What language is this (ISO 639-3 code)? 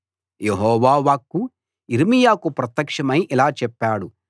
tel